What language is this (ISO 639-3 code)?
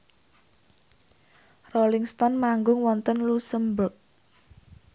jav